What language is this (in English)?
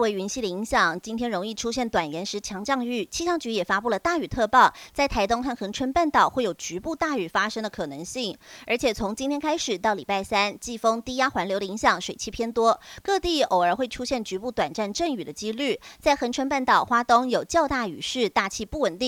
Chinese